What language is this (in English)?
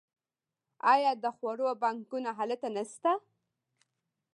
Pashto